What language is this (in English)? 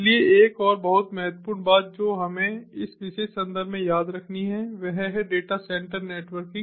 Hindi